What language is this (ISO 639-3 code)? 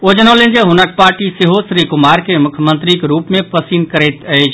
mai